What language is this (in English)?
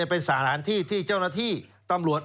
Thai